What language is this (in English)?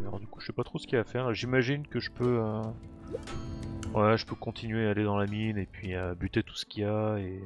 French